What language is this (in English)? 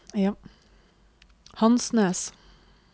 Norwegian